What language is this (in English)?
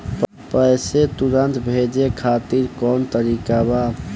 Bhojpuri